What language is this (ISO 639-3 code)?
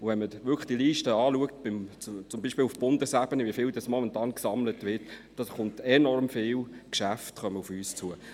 gsw